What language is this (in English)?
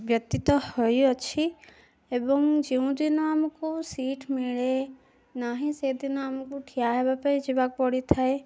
Odia